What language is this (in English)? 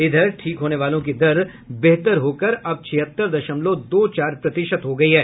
Hindi